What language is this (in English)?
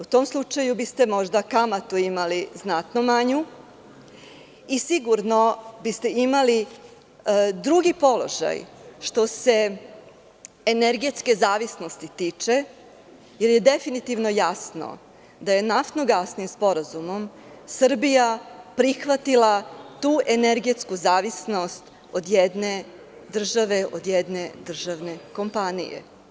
Serbian